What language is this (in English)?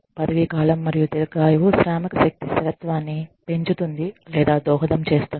Telugu